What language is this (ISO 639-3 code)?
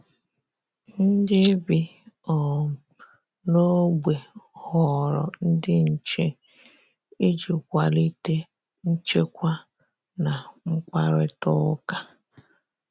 ibo